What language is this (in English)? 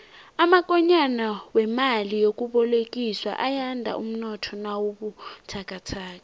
South Ndebele